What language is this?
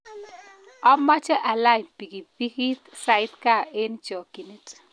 Kalenjin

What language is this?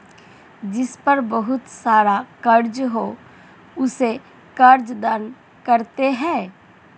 Hindi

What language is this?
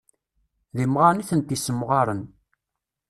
Kabyle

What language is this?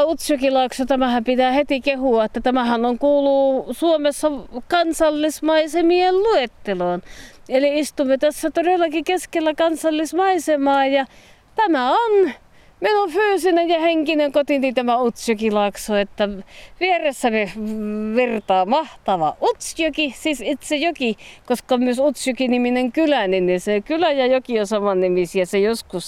Finnish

